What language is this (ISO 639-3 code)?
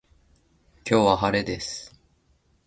jpn